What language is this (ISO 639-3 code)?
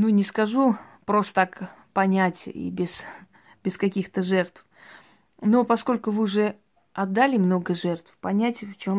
rus